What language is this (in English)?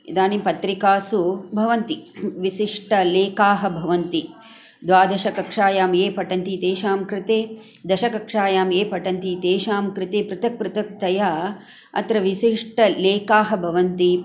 Sanskrit